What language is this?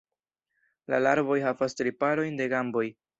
Esperanto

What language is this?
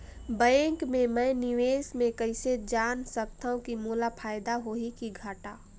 Chhattisgarhi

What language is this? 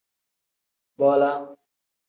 Tem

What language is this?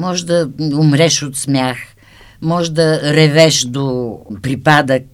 Bulgarian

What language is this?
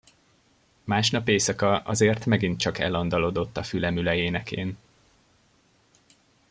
Hungarian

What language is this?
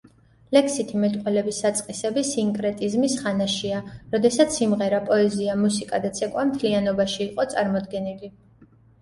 Georgian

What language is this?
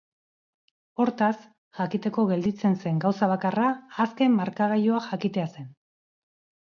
Basque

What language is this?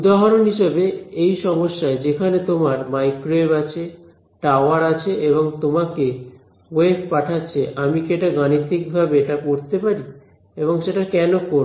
Bangla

